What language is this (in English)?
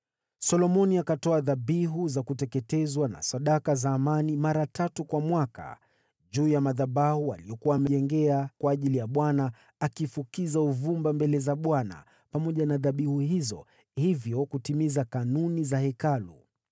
Swahili